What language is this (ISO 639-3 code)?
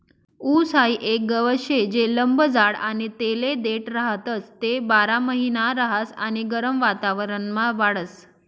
mar